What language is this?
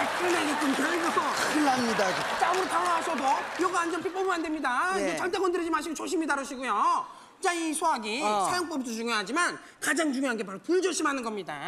Korean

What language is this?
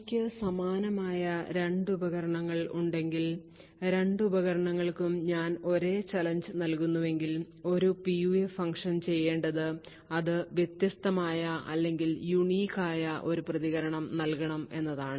Malayalam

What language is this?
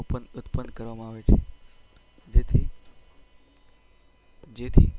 Gujarati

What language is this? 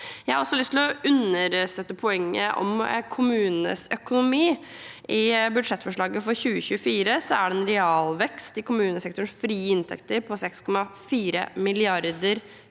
Norwegian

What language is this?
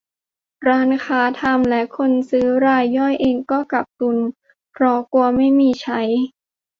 Thai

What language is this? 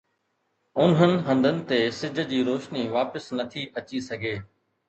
Sindhi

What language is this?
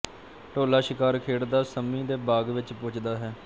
Punjabi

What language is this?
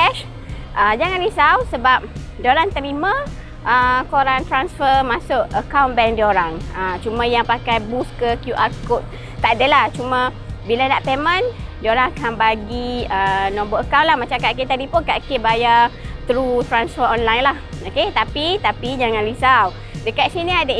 Malay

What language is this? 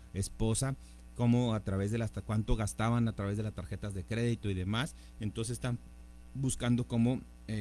Spanish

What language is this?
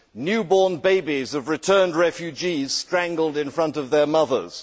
English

